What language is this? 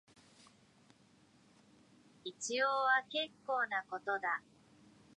Japanese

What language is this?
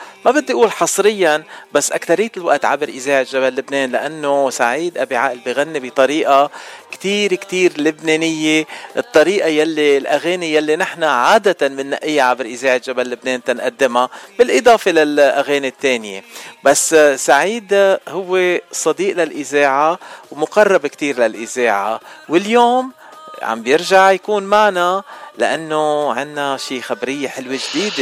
Arabic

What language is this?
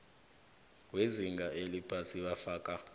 South Ndebele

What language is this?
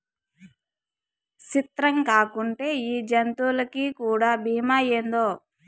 Telugu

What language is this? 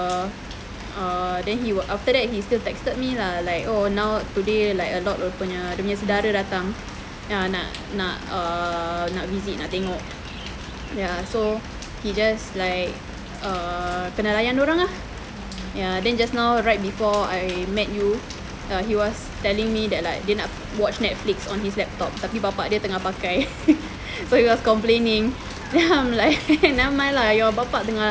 English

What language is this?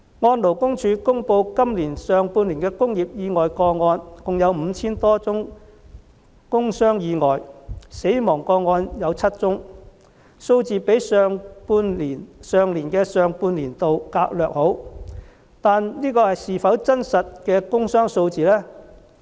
Cantonese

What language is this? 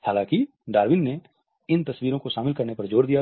Hindi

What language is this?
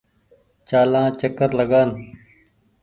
Goaria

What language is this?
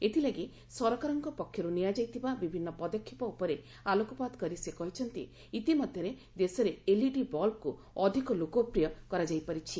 Odia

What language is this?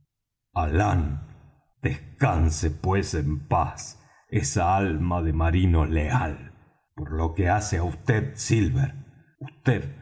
Spanish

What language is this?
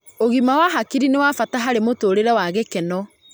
Kikuyu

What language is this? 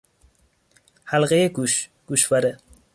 Persian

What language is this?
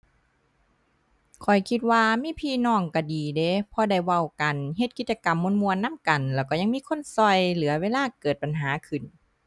Thai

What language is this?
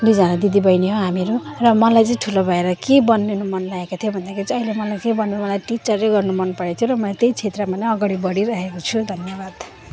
Nepali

